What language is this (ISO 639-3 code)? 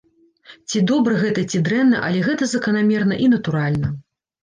bel